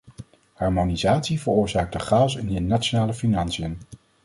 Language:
Dutch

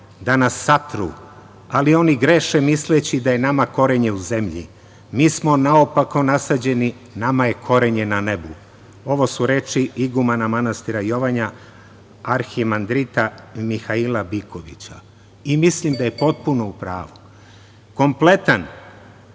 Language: Serbian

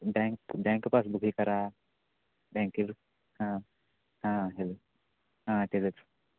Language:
Marathi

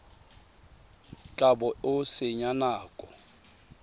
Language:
Tswana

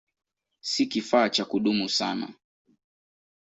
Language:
Swahili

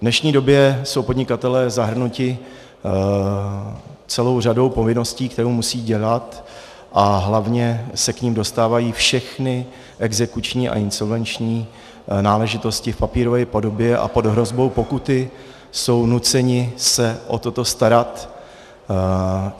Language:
Czech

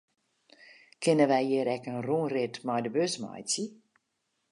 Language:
Western Frisian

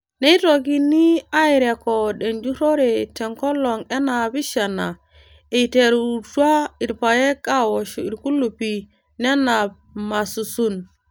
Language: Masai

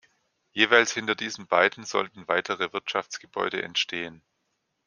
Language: German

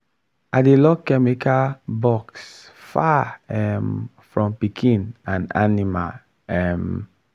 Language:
Nigerian Pidgin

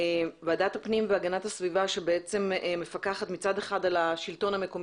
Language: Hebrew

